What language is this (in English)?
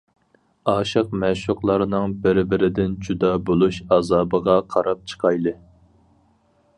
Uyghur